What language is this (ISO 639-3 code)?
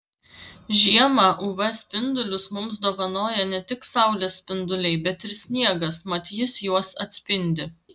lit